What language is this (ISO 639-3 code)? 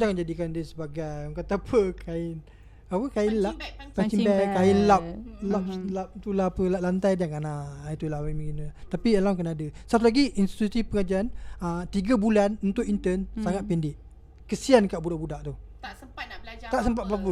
msa